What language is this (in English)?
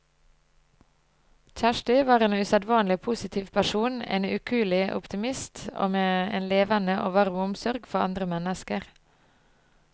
Norwegian